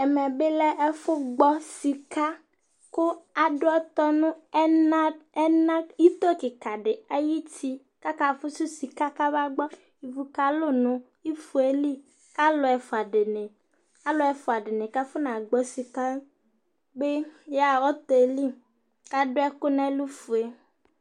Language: Ikposo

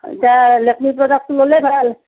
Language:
Assamese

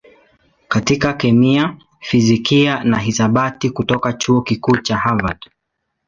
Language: Swahili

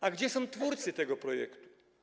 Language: Polish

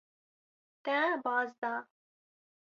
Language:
Kurdish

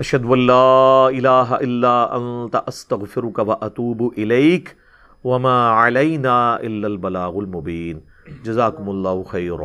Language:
Urdu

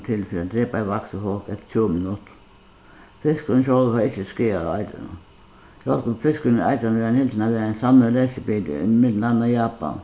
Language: Faroese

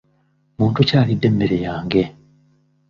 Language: Ganda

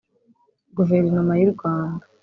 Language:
Kinyarwanda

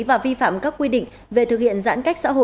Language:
Vietnamese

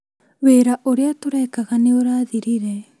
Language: Kikuyu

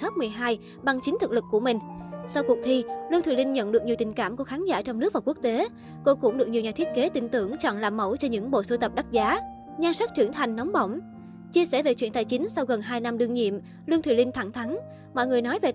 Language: Vietnamese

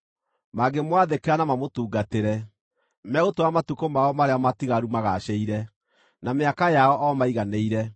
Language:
Kikuyu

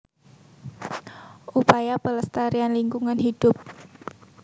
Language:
Javanese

